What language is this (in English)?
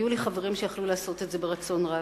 Hebrew